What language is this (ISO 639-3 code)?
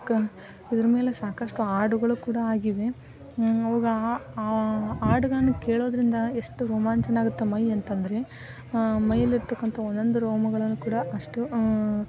kan